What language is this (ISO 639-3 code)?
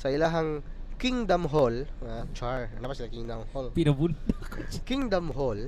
fil